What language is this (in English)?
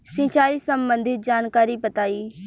Bhojpuri